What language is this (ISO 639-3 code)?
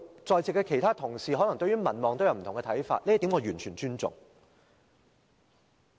yue